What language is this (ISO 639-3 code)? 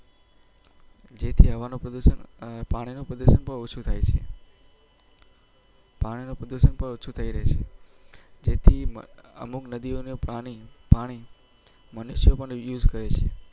guj